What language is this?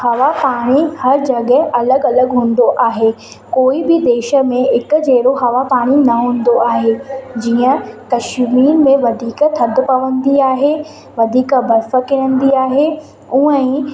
Sindhi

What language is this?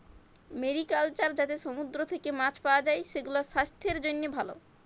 Bangla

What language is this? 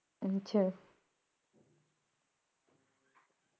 Punjabi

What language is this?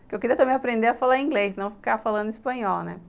Portuguese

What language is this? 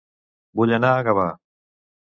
Catalan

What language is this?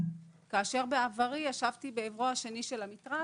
Hebrew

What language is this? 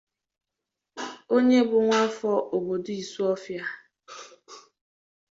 Igbo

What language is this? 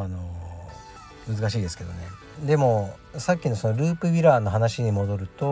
Japanese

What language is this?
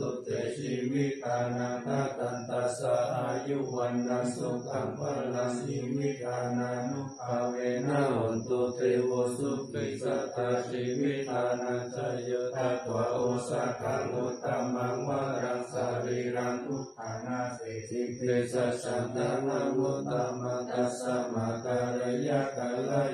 Thai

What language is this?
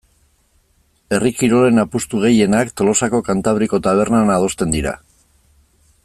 Basque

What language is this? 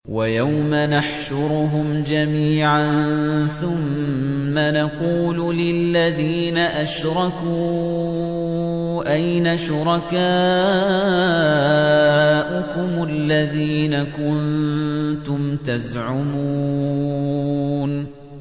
Arabic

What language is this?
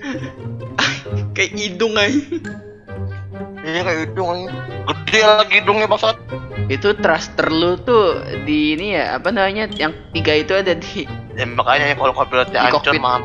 Indonesian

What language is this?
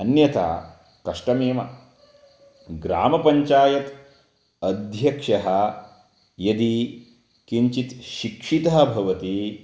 Sanskrit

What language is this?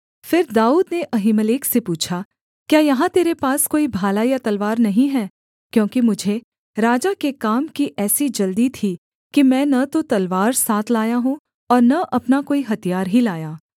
Hindi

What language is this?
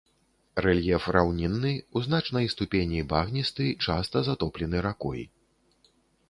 Belarusian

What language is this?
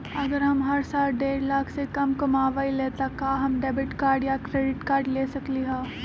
Magahi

